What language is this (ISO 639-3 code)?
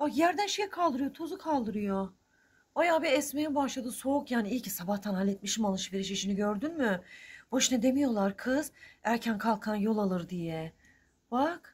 tur